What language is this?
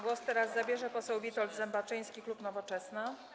Polish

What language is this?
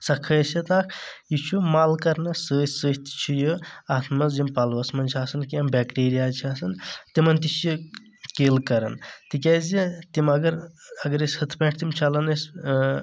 Kashmiri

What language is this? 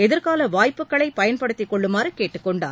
Tamil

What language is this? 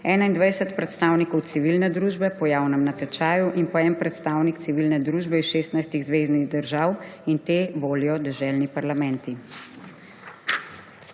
Slovenian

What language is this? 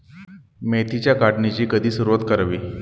Marathi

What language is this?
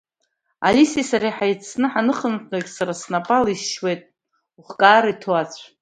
Abkhazian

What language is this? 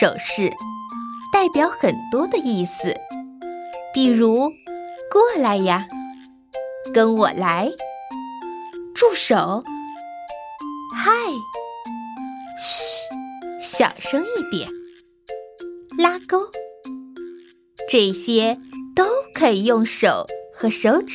Chinese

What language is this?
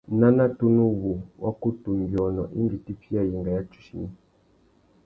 Tuki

